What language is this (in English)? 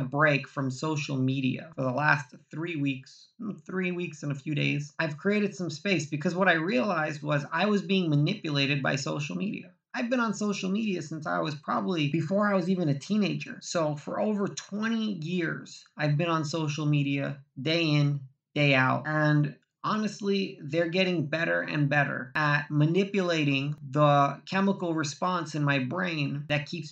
English